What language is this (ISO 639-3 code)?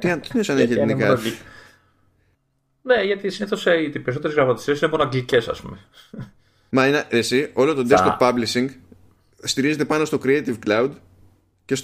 ell